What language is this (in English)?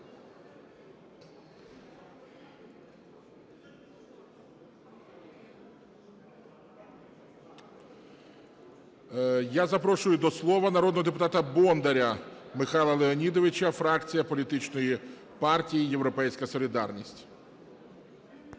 Ukrainian